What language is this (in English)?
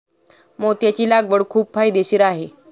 Marathi